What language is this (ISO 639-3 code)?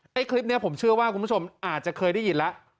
tha